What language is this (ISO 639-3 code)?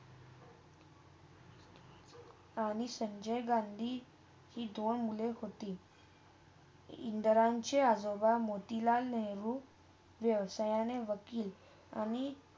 mar